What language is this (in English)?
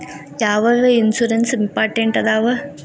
Kannada